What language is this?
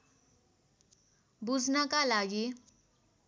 Nepali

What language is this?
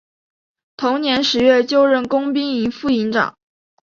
Chinese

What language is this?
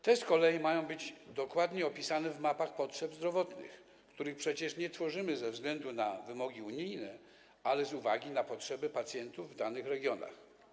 Polish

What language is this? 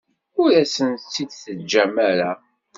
Kabyle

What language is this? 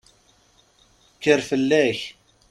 Kabyle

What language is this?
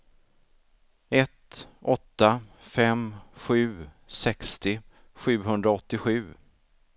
Swedish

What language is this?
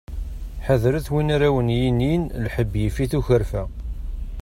Kabyle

